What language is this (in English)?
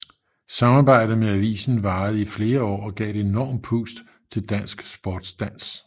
Danish